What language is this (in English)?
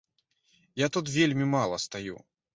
Belarusian